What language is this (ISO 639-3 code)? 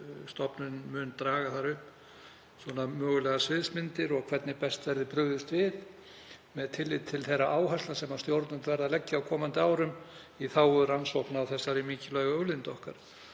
isl